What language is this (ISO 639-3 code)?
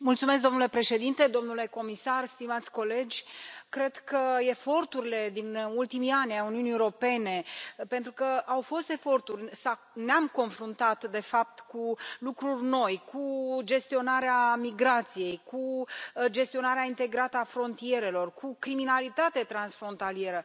ron